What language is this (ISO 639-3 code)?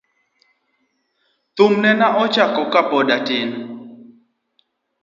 luo